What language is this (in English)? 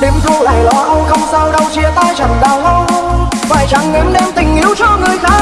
Vietnamese